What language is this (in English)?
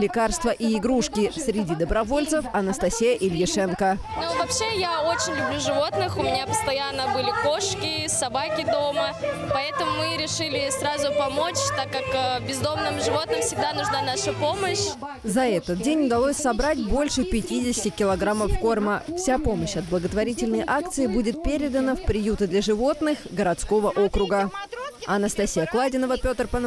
Russian